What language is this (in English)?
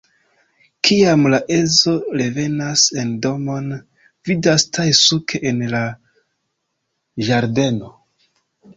Esperanto